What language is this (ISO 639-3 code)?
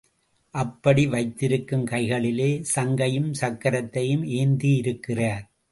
tam